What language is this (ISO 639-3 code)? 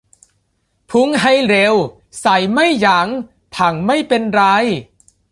tha